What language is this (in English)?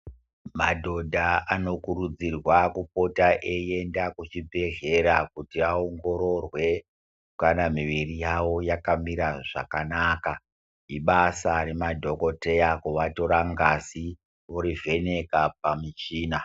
Ndau